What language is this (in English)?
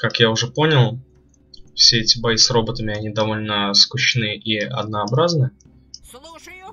Russian